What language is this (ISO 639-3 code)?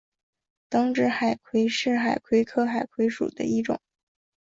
zho